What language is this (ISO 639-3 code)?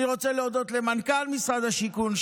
heb